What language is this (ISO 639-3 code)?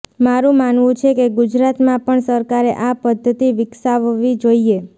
guj